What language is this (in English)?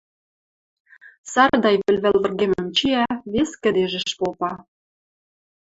Western Mari